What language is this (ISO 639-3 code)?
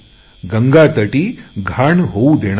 mar